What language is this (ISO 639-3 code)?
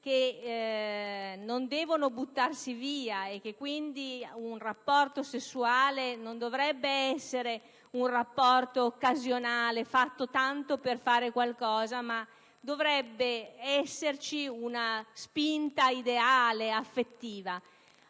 ita